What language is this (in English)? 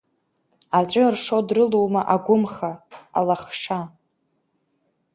Abkhazian